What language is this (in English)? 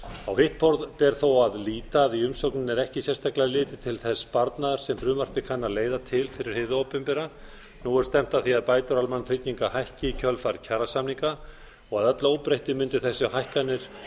Icelandic